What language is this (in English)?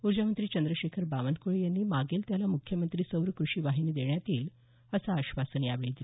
Marathi